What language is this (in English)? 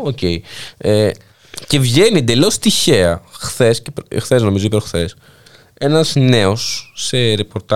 Greek